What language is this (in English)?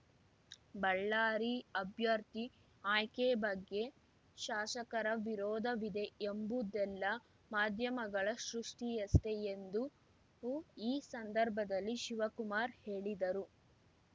Kannada